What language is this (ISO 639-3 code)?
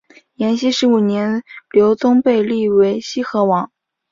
zho